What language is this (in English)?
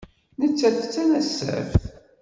Kabyle